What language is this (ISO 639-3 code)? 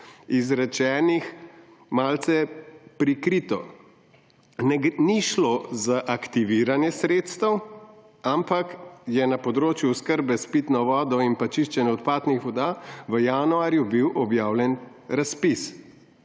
slv